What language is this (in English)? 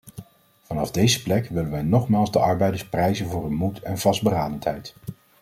Dutch